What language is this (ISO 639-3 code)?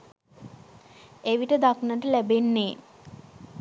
sin